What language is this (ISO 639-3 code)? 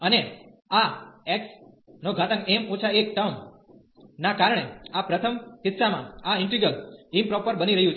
guj